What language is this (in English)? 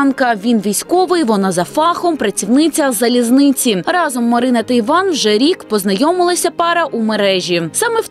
Ukrainian